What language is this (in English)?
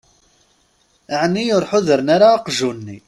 Kabyle